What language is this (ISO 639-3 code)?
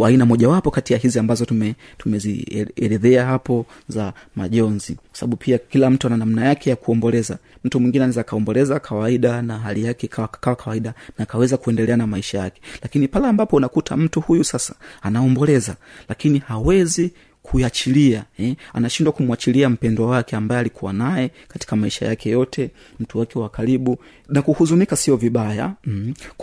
swa